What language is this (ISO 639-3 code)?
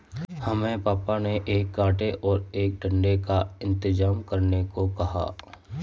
hin